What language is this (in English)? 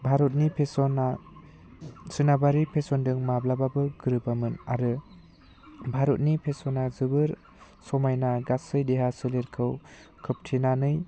Bodo